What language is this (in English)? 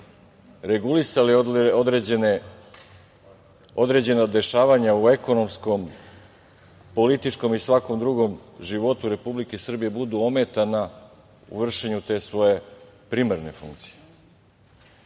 Serbian